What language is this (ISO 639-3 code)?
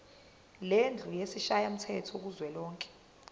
zul